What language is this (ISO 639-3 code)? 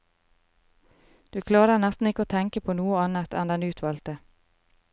nor